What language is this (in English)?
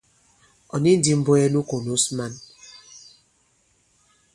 Bankon